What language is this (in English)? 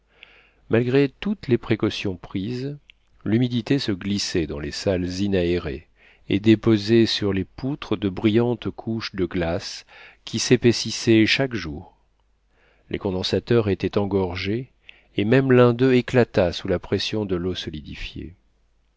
French